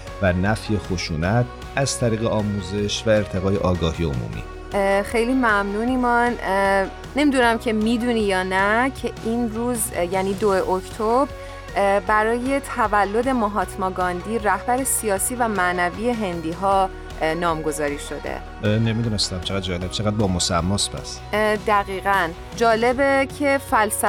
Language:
Persian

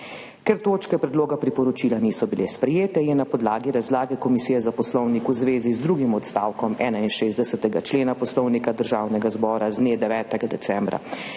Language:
Slovenian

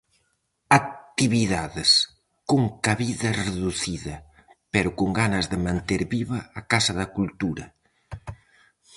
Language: Galician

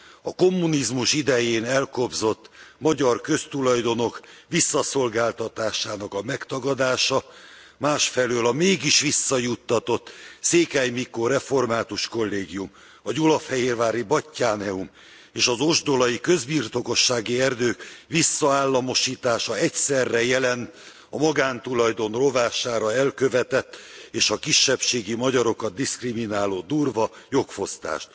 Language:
Hungarian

